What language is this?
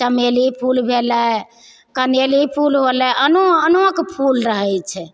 Maithili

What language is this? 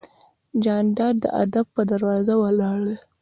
Pashto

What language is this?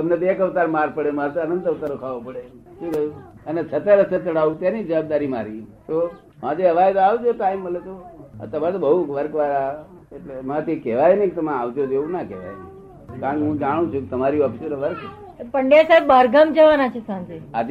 Gujarati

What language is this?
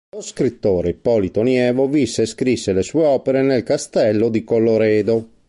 Italian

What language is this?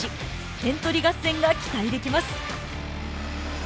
Japanese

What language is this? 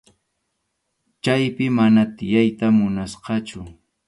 Arequipa-La Unión Quechua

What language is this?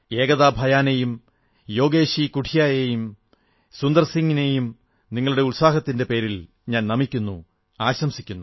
Malayalam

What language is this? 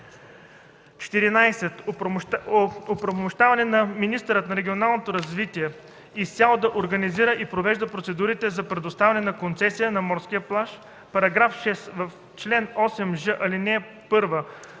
Bulgarian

